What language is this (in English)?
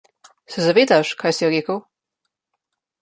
Slovenian